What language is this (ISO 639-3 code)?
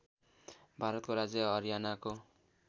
nep